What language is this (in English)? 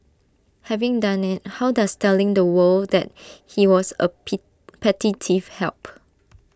English